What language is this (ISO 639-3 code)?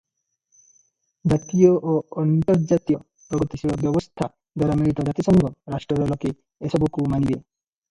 ori